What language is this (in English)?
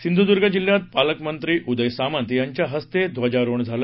Marathi